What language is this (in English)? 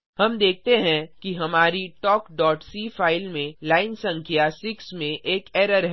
Hindi